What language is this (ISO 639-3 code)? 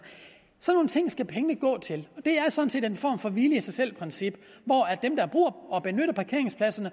dan